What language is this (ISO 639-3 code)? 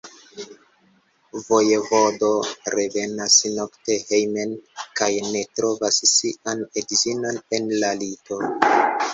epo